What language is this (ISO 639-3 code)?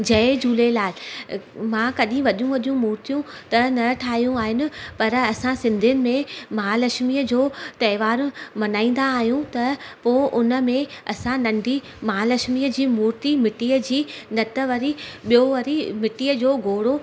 snd